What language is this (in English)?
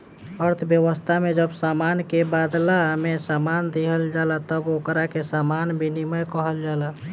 Bhojpuri